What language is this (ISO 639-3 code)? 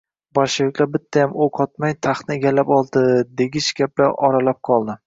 uzb